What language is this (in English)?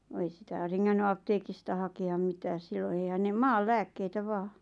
Finnish